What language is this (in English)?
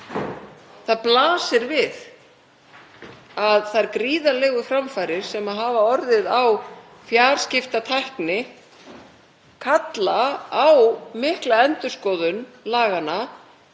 Icelandic